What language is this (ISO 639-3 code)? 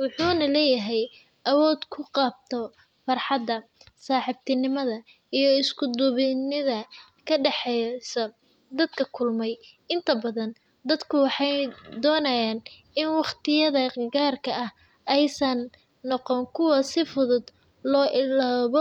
som